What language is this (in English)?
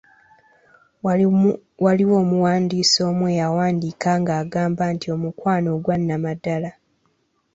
Ganda